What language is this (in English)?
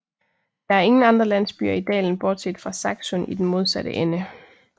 Danish